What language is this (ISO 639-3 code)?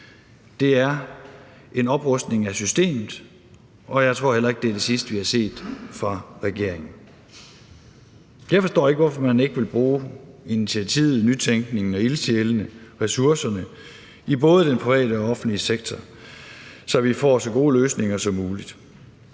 dan